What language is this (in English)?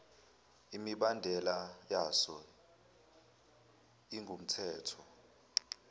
Zulu